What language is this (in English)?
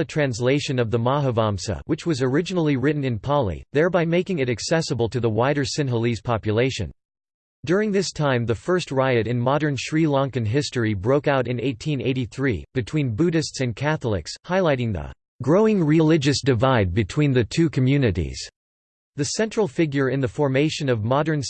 English